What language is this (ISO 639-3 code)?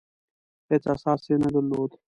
pus